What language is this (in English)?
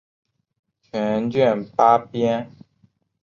Chinese